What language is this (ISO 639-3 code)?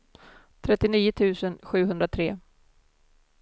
swe